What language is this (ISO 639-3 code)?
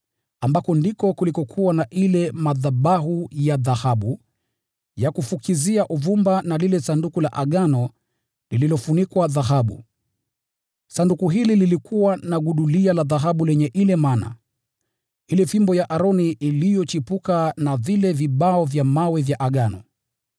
swa